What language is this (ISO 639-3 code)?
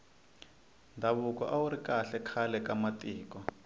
tso